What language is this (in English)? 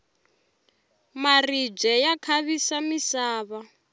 Tsonga